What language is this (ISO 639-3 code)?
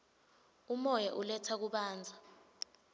ssw